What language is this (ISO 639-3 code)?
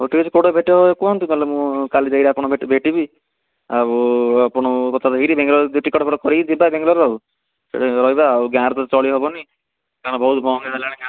ori